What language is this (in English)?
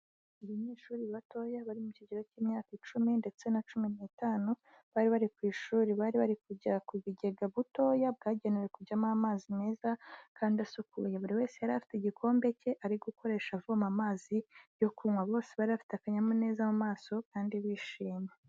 Kinyarwanda